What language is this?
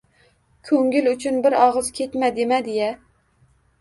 Uzbek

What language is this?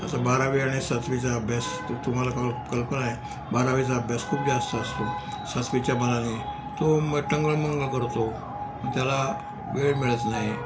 Marathi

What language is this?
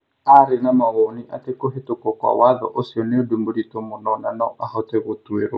Kikuyu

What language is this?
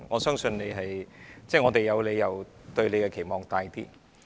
Cantonese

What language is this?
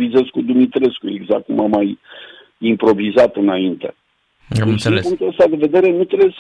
Romanian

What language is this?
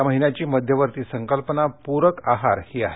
Marathi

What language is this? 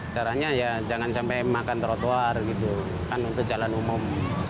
Indonesian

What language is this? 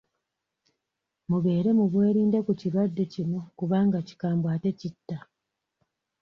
Ganda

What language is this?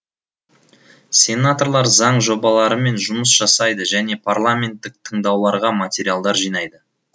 Kazakh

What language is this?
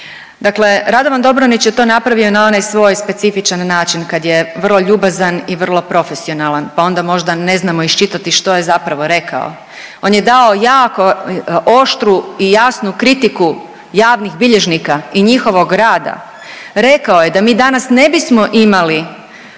Croatian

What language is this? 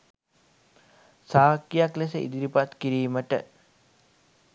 Sinhala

